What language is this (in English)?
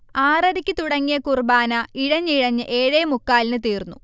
Malayalam